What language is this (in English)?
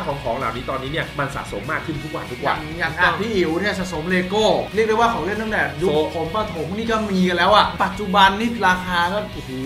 Thai